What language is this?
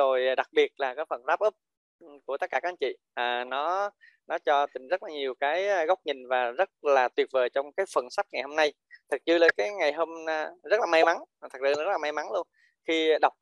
Vietnamese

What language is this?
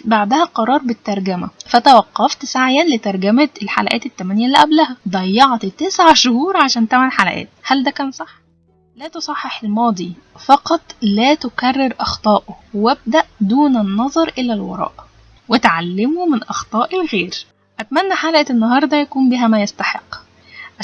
Arabic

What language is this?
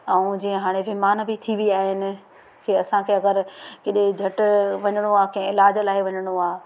Sindhi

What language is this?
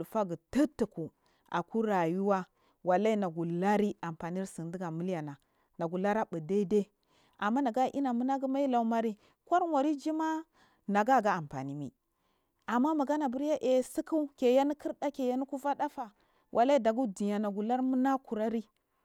Marghi South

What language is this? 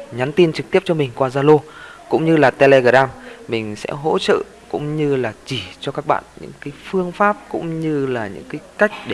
Vietnamese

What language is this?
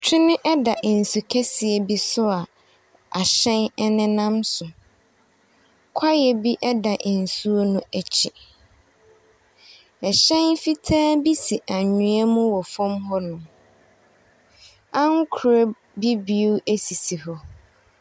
Akan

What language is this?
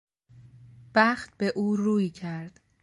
Persian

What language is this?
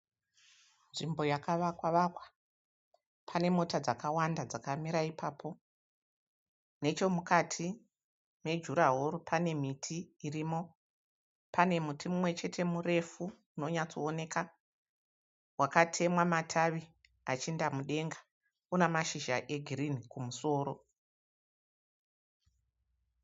Shona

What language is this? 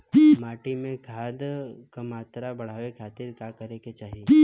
Bhojpuri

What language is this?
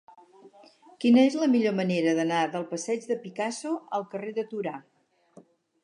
Catalan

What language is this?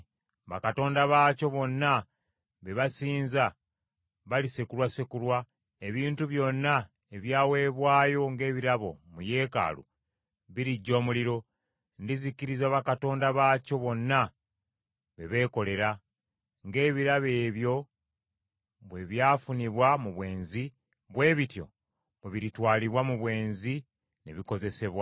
Ganda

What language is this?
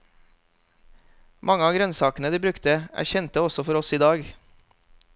Norwegian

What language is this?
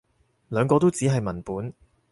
Cantonese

